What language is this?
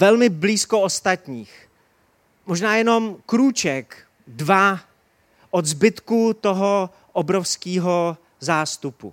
Czech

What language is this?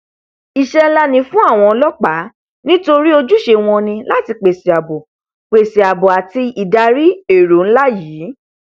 Yoruba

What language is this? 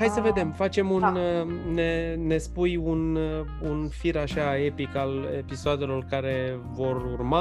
Romanian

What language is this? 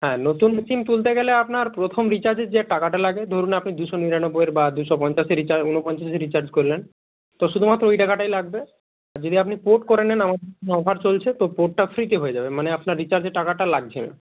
Bangla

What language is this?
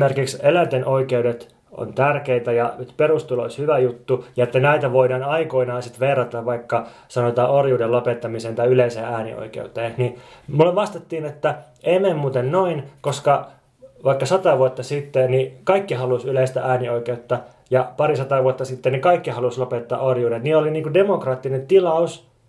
Finnish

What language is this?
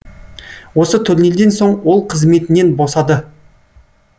Kazakh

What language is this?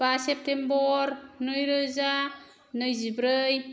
Bodo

